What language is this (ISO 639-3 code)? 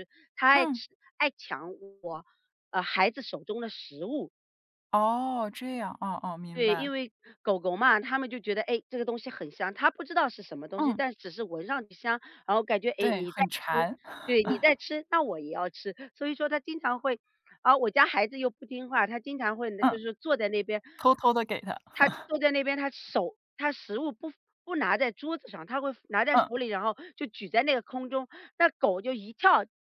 zho